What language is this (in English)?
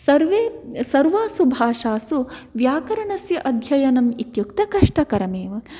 Sanskrit